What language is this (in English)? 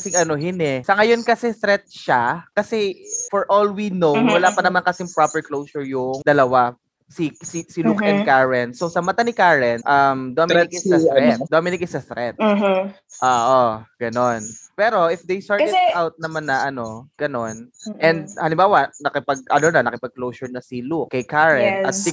Filipino